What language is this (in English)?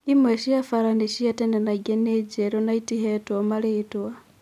Kikuyu